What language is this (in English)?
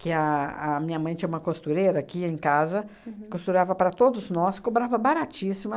Portuguese